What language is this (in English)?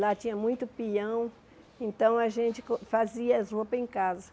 Portuguese